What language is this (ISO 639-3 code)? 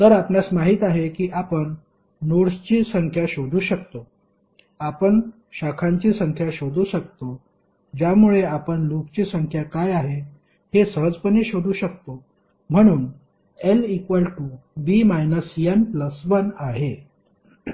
mar